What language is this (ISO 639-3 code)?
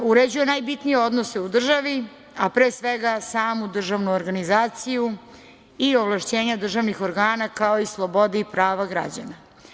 srp